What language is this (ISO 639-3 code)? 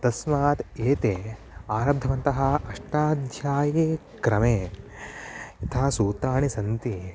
san